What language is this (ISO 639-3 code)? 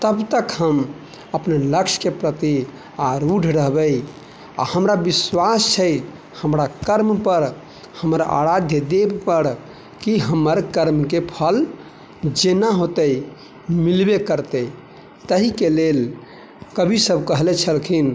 mai